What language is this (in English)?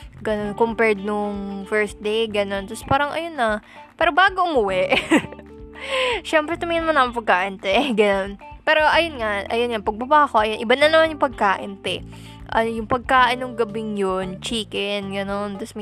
Filipino